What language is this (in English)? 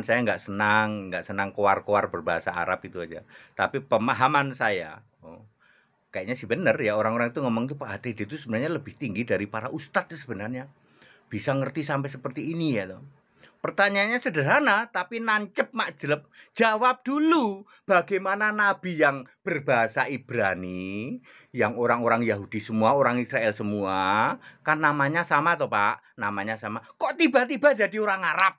Indonesian